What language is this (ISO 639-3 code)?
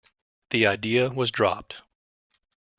eng